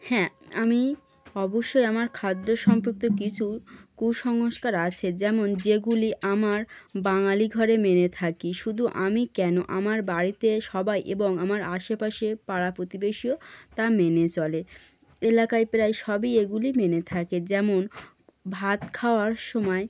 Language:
Bangla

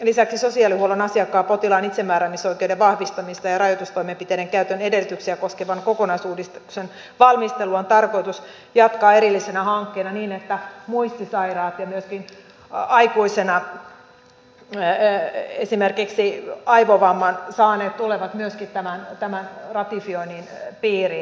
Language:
Finnish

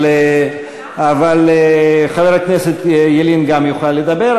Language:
Hebrew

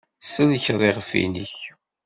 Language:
Kabyle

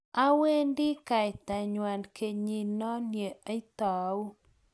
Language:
Kalenjin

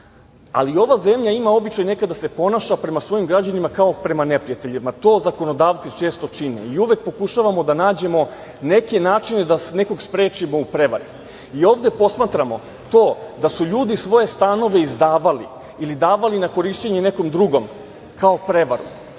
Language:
Serbian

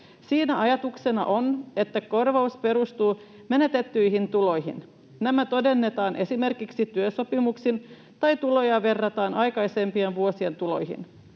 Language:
Finnish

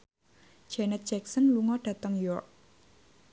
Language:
Javanese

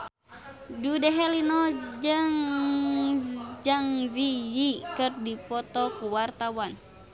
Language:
Sundanese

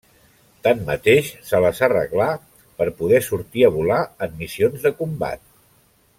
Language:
Catalan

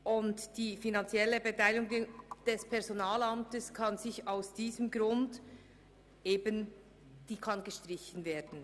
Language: Swiss German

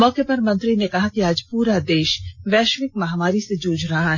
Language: Hindi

